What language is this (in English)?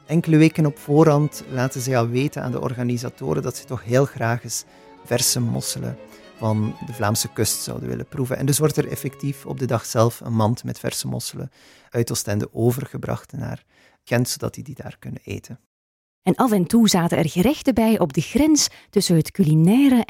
Dutch